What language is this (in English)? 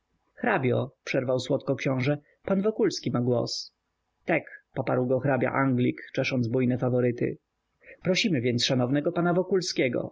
Polish